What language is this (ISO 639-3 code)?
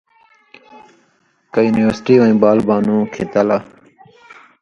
mvy